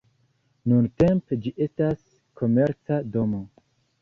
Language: Esperanto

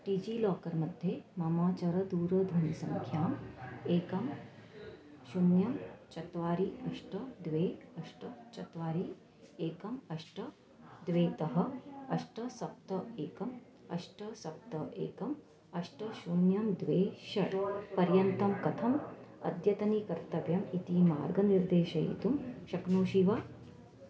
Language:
Sanskrit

